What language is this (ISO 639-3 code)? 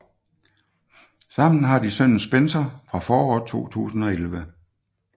dan